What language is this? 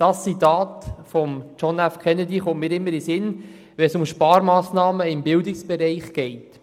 Swiss German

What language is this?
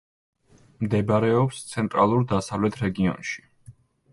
Georgian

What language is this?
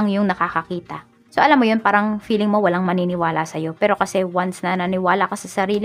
Filipino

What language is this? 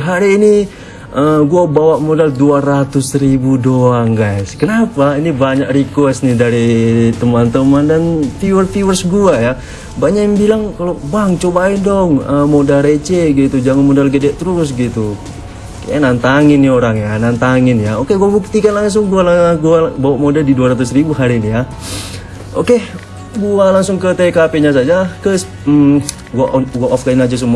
Indonesian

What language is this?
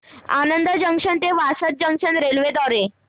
Marathi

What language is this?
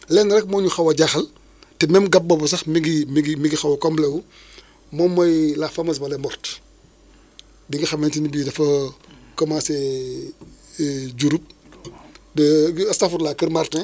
Wolof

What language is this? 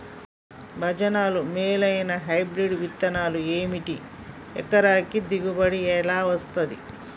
Telugu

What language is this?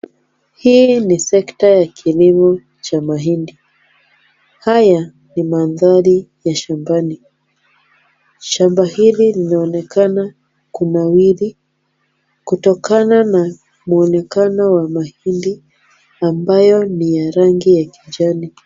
Swahili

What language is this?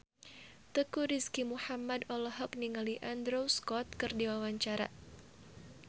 Sundanese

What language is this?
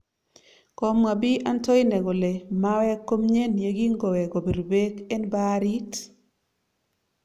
Kalenjin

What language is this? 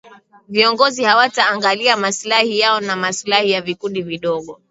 Swahili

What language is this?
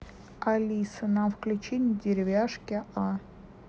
Russian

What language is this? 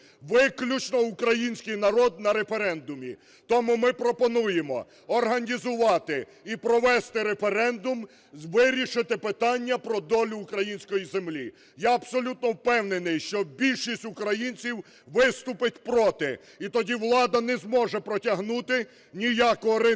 Ukrainian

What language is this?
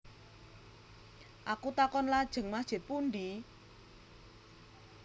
Javanese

